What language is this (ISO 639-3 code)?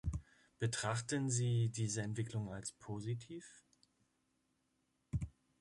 deu